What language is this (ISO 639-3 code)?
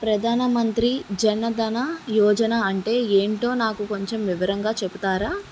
tel